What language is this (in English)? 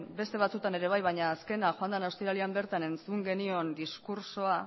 Basque